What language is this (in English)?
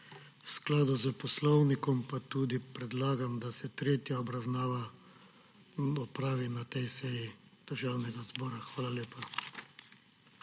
Slovenian